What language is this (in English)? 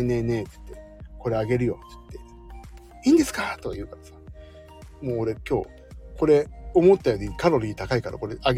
Japanese